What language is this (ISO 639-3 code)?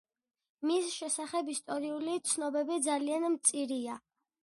kat